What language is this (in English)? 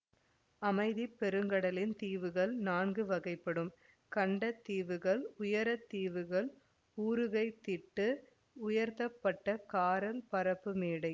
Tamil